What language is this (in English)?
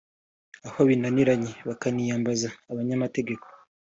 Kinyarwanda